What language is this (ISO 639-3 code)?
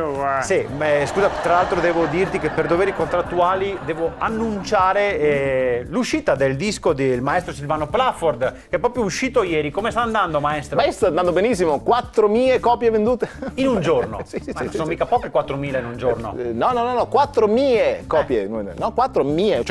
ita